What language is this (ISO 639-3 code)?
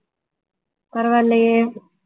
tam